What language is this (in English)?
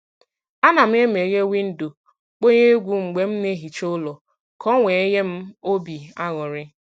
Igbo